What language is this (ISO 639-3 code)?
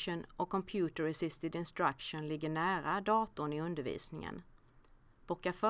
swe